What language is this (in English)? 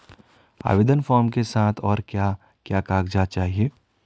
Hindi